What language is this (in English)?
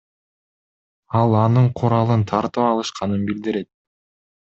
Kyrgyz